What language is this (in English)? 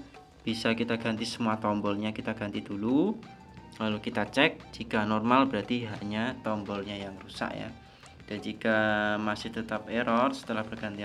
Indonesian